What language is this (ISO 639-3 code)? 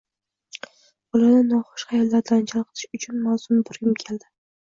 uzb